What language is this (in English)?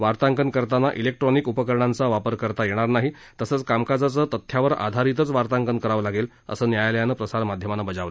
Marathi